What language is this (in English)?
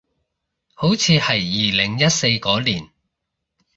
Cantonese